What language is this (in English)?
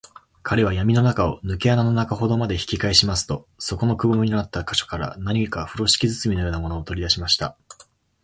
Japanese